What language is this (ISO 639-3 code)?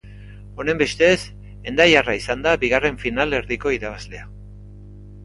eus